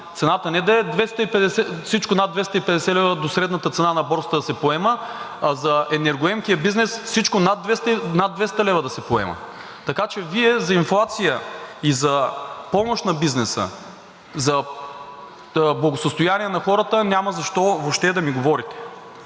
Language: Bulgarian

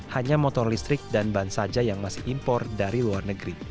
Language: Indonesian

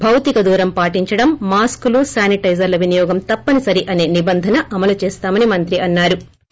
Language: Telugu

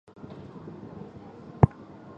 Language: Chinese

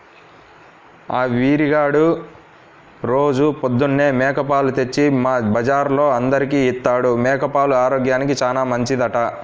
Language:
Telugu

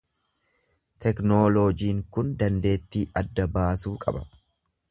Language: Oromo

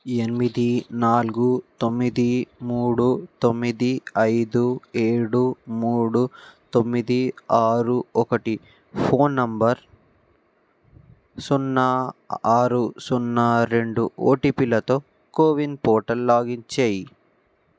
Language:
Telugu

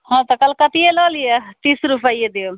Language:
Maithili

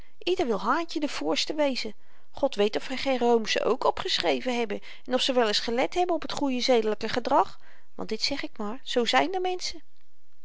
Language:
Dutch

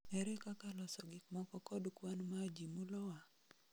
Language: Luo (Kenya and Tanzania)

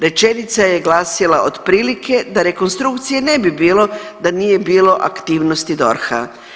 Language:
Croatian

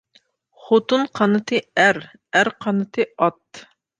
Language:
Uyghur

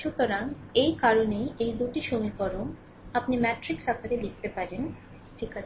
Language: Bangla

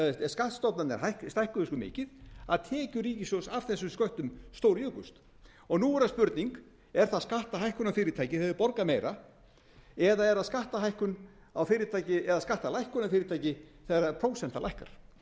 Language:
Icelandic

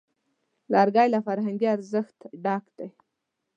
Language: Pashto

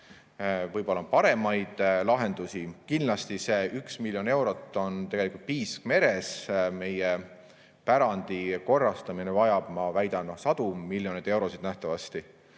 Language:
Estonian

